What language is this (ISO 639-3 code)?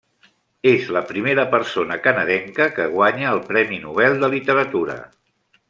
cat